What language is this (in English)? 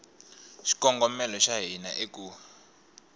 Tsonga